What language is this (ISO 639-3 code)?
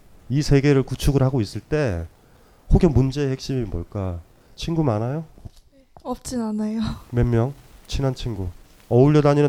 kor